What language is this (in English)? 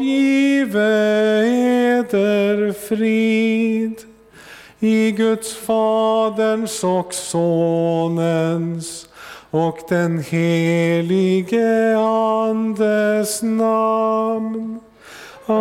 Swedish